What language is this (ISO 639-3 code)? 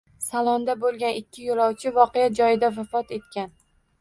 uzb